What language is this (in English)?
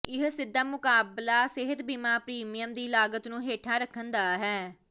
Punjabi